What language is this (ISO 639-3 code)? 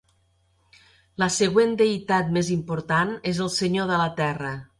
cat